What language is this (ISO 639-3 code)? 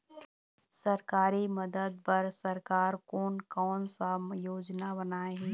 hne